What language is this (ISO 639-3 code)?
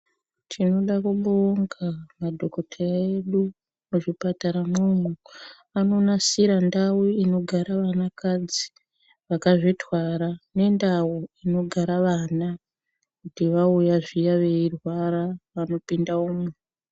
ndc